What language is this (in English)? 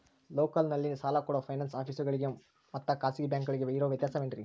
Kannada